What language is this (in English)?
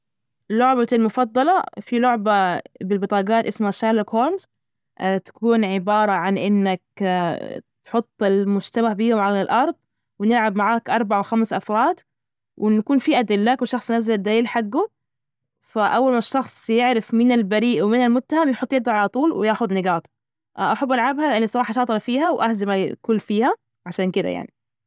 Najdi Arabic